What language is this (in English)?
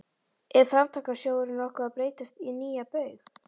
Icelandic